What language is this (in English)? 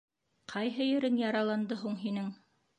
Bashkir